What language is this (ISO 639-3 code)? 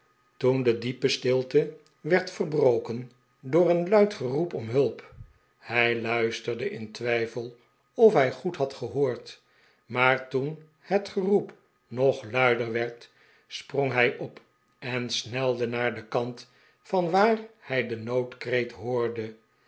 nld